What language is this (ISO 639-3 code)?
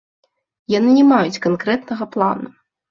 bel